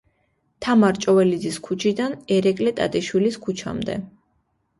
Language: Georgian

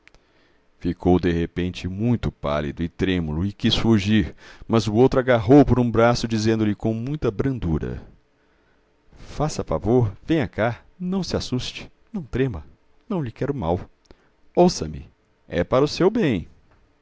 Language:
Portuguese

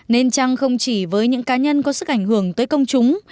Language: Vietnamese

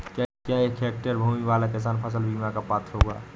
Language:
Hindi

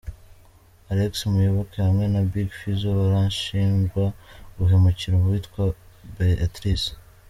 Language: Kinyarwanda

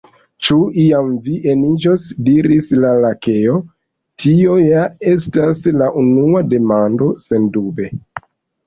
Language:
Esperanto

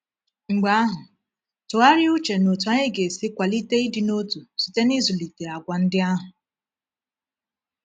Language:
Igbo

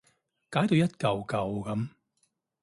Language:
Cantonese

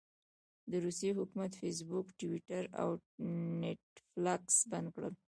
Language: Pashto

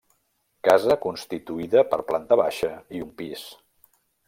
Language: Catalan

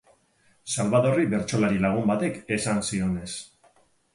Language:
Basque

